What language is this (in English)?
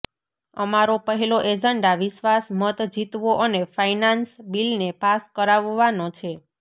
Gujarati